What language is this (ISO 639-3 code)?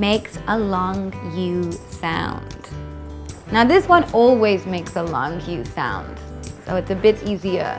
eng